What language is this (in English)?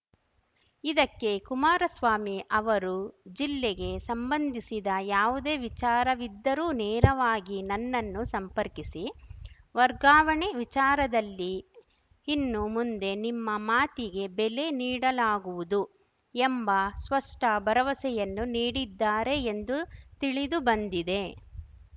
Kannada